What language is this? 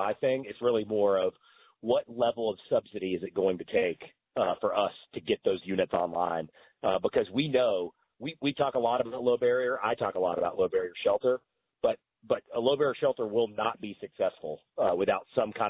English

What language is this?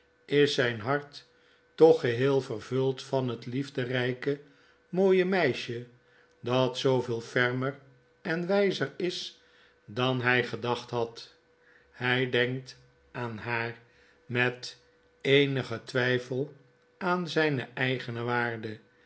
Dutch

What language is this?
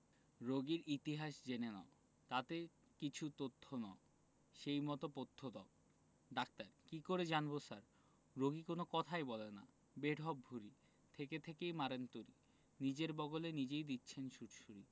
Bangla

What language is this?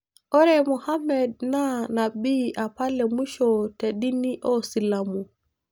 Masai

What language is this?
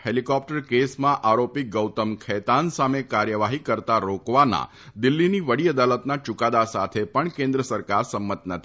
Gujarati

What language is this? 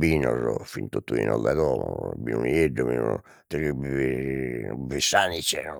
Sardinian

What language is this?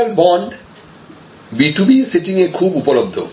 Bangla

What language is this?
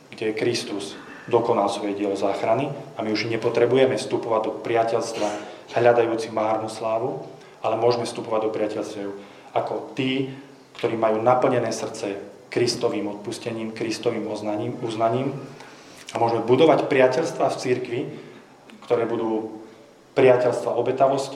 Slovak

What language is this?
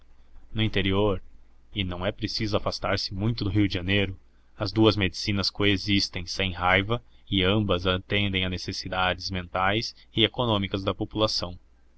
Portuguese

